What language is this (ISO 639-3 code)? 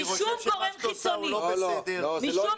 heb